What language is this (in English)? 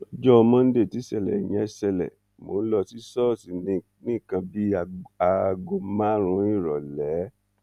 Yoruba